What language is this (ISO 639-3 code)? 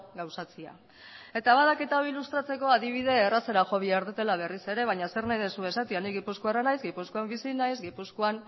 eus